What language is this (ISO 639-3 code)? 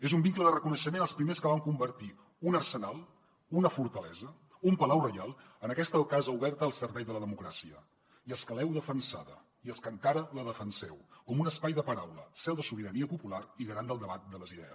cat